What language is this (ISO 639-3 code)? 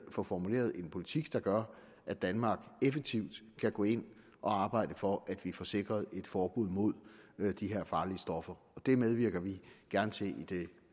dan